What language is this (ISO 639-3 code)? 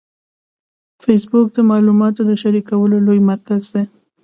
pus